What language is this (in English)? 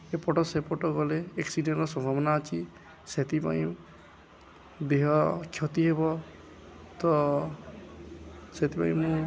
Odia